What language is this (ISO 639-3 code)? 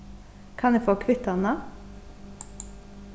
fao